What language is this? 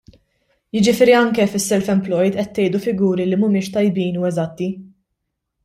Maltese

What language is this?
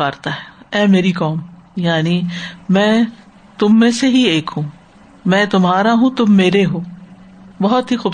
Urdu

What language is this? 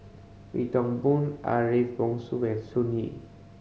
English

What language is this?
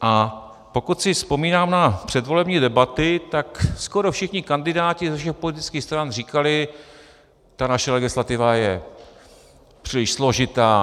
Czech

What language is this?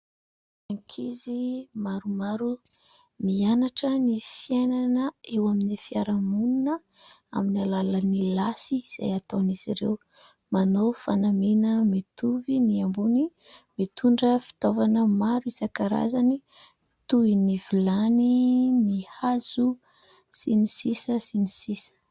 Malagasy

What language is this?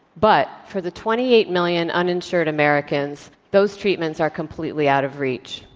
English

